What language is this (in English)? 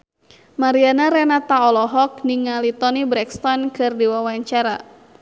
Sundanese